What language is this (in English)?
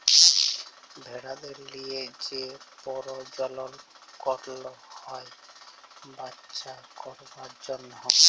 Bangla